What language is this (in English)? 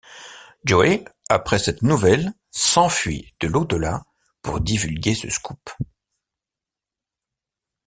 French